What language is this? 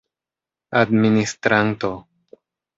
Esperanto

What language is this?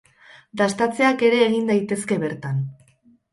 Basque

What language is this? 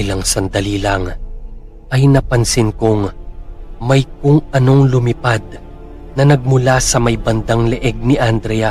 Filipino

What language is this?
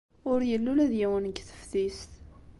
Kabyle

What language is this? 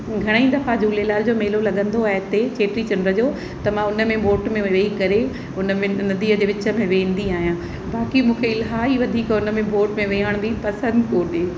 Sindhi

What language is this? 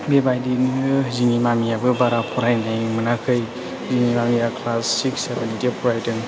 Bodo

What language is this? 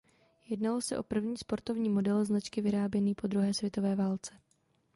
Czech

